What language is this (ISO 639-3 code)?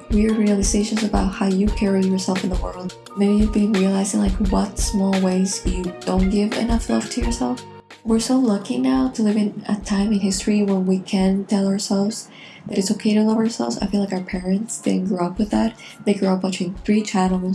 eng